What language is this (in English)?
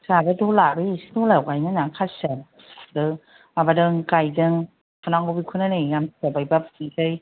Bodo